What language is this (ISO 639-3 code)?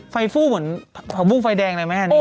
tha